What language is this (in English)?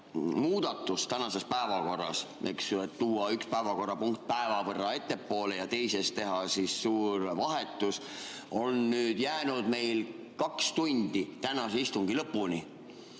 Estonian